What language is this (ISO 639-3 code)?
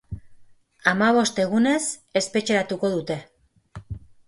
eus